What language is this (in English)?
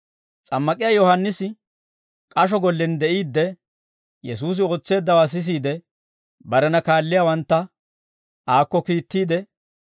Dawro